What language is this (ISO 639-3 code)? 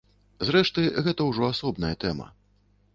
bel